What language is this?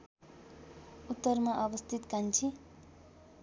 Nepali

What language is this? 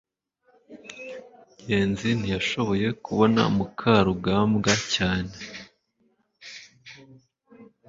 Kinyarwanda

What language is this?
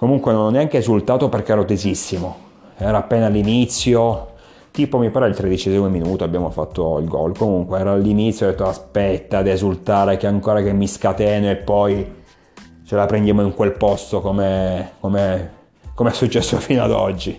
Italian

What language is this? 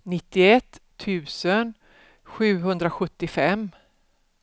Swedish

